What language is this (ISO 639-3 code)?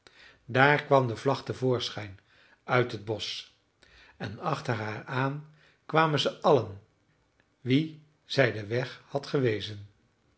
nld